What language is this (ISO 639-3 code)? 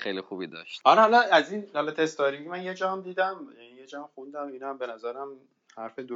fas